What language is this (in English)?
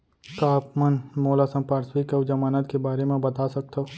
Chhattisgarhi